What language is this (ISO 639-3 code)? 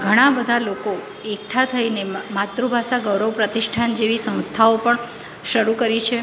guj